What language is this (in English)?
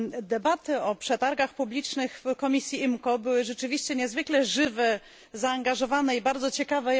Polish